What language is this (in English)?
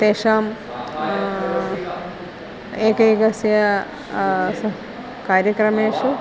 Sanskrit